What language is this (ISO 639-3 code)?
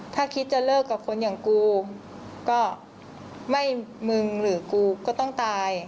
tha